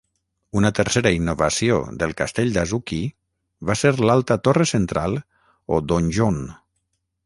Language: Catalan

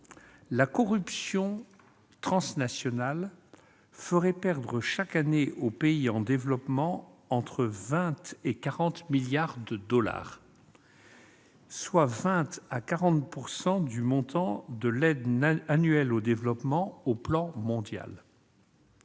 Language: French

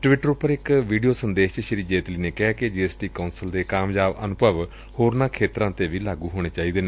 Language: Punjabi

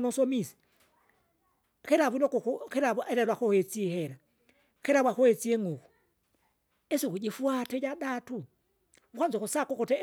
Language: Kinga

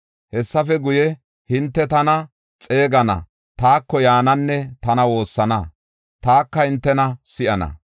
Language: Gofa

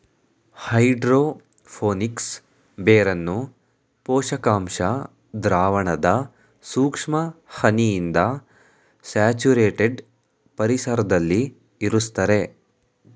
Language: Kannada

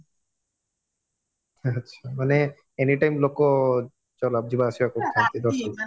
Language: Odia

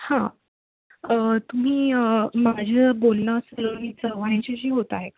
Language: Marathi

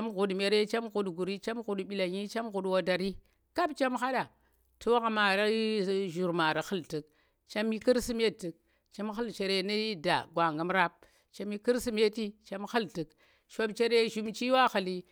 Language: Tera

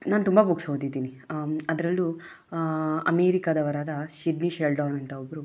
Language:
Kannada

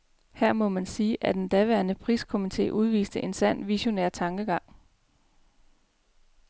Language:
Danish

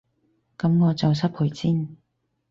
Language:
Cantonese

